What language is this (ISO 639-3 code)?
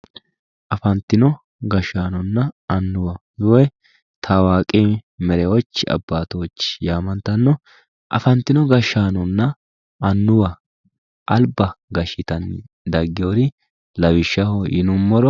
sid